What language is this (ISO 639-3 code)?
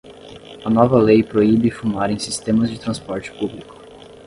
por